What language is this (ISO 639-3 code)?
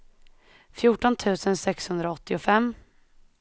swe